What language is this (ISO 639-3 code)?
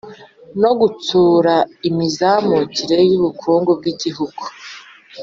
kin